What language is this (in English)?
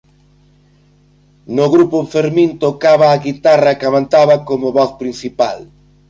Galician